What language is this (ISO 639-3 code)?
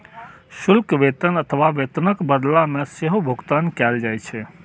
mai